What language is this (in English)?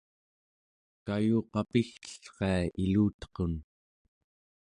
Central Yupik